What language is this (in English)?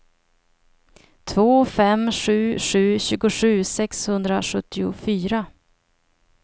Swedish